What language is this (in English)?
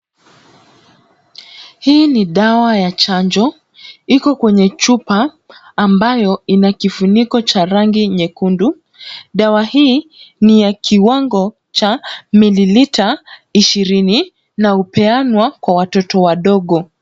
Swahili